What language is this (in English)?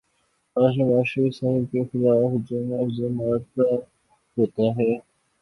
Urdu